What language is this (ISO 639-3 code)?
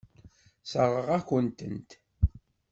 kab